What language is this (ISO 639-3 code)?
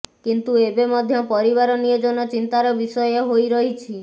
ori